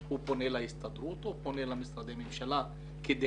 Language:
Hebrew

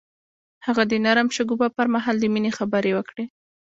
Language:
Pashto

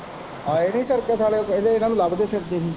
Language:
Punjabi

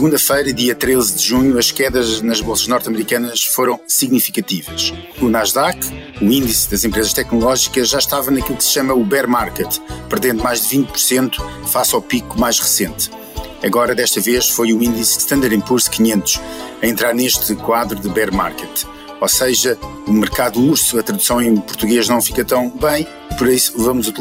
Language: Portuguese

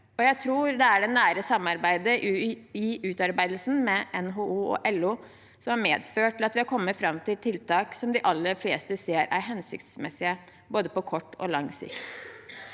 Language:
Norwegian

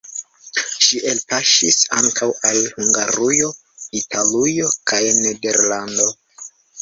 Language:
Esperanto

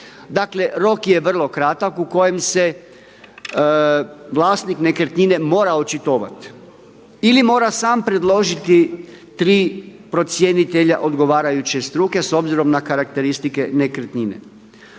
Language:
Croatian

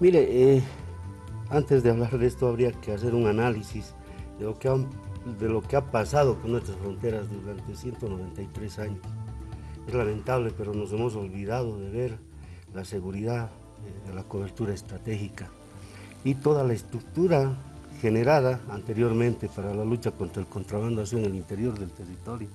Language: Spanish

